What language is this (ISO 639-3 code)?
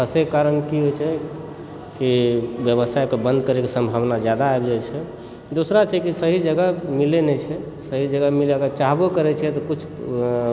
mai